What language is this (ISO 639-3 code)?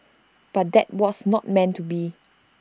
eng